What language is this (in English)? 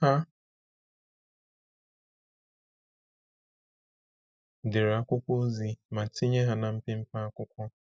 Igbo